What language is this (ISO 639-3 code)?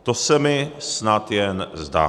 ces